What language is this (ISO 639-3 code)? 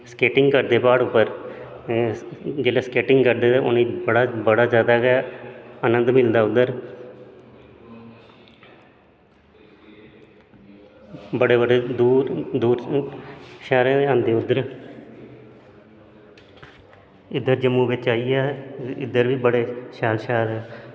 doi